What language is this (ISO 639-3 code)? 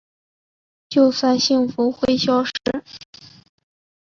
zho